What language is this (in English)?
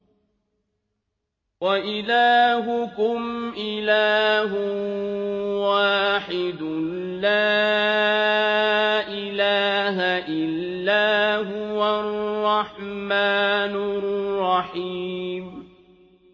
Arabic